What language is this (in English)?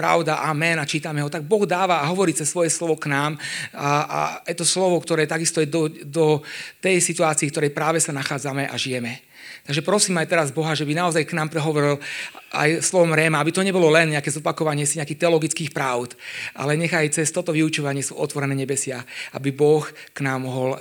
Slovak